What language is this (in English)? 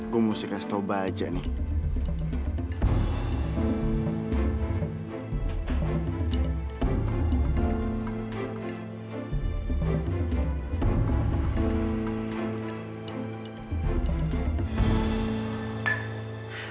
Indonesian